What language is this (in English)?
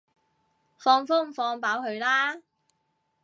Cantonese